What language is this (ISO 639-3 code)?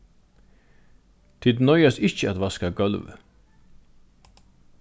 fao